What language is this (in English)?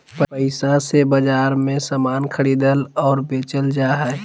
Magahi